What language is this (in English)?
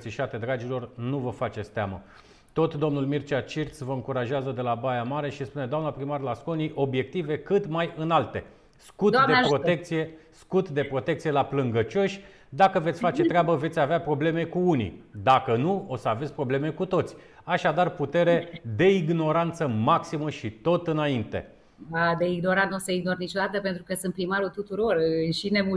Romanian